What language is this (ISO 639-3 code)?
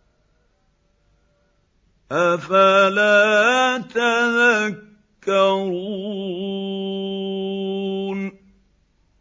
ara